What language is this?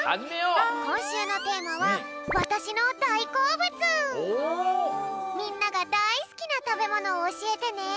Japanese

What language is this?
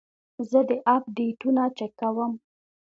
Pashto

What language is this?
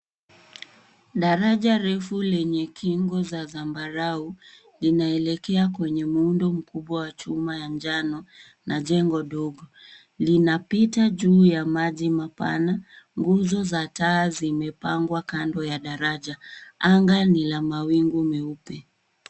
Swahili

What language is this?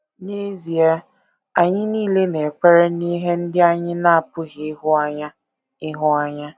Igbo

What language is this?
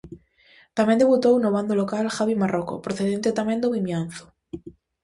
Galician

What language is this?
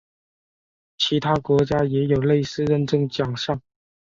Chinese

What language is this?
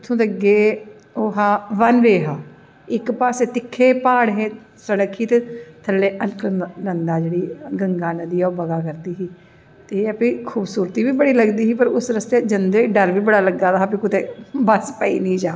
Dogri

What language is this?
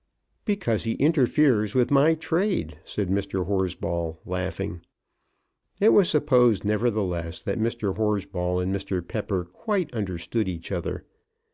English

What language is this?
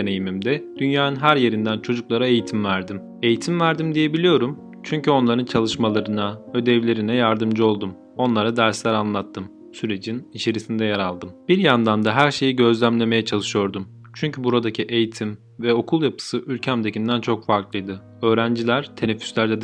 Turkish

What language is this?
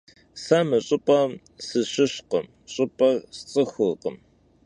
Kabardian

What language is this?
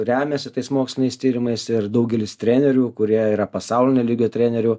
Lithuanian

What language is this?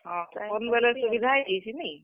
Odia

